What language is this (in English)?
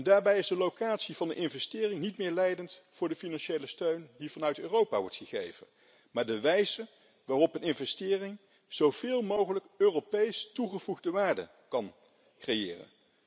Dutch